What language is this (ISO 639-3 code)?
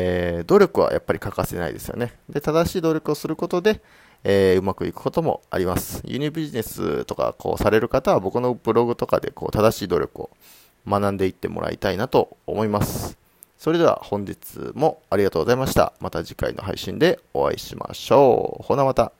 jpn